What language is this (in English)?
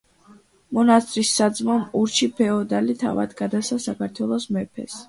Georgian